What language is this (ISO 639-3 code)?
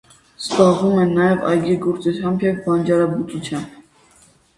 hye